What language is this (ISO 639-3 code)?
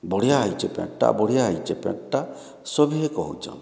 ori